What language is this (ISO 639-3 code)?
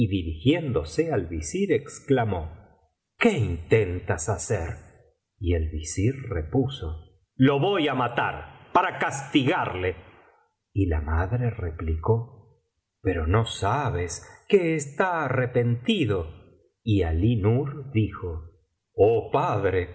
spa